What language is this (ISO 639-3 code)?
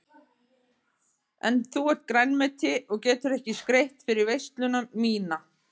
isl